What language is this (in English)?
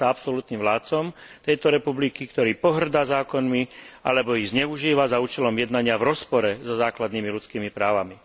Slovak